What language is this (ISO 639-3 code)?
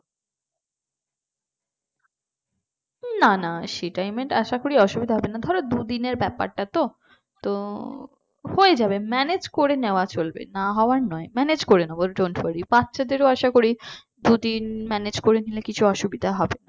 ben